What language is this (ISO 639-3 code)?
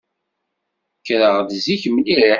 kab